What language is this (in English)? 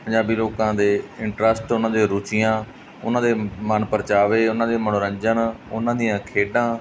Punjabi